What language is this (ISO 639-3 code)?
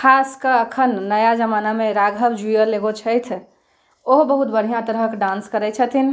mai